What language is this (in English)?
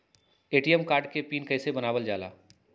Magahi